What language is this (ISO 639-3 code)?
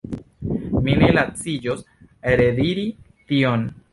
epo